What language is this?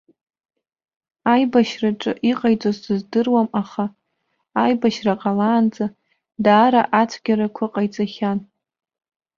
Abkhazian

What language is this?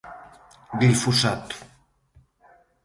Galician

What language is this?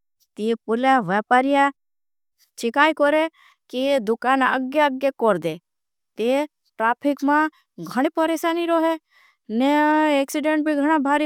Bhili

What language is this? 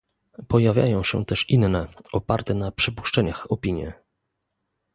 Polish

